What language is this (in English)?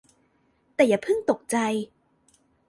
Thai